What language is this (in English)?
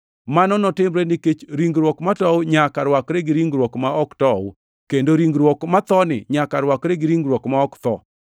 Luo (Kenya and Tanzania)